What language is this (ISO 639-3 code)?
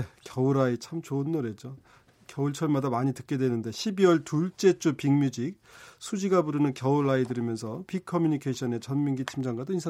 kor